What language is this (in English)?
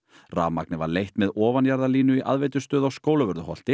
Icelandic